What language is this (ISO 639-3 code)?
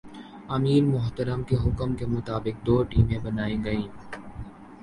urd